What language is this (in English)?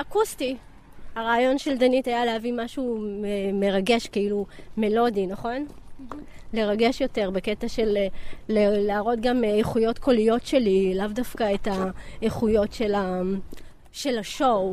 Hebrew